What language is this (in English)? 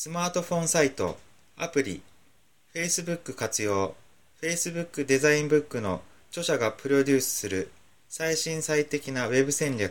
Japanese